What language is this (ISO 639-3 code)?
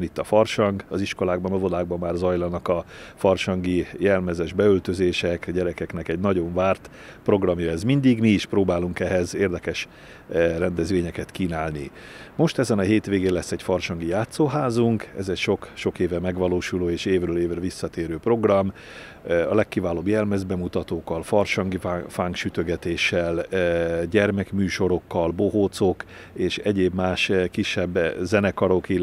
hun